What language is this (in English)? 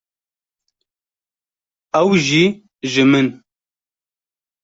Kurdish